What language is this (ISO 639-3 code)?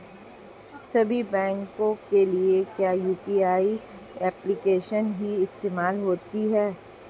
hin